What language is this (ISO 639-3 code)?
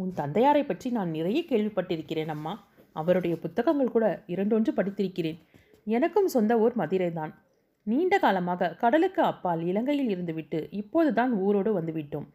tam